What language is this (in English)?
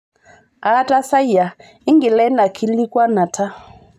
Masai